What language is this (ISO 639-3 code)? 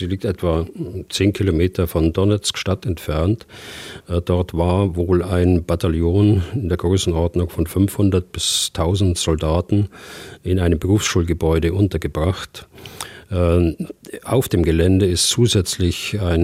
deu